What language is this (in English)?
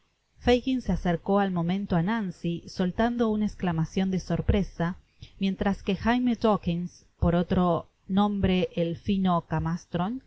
Spanish